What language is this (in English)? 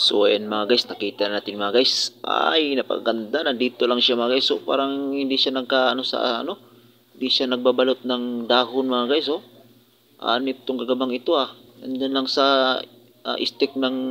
Filipino